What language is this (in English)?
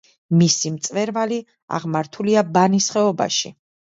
Georgian